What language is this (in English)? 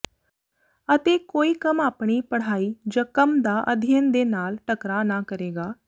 Punjabi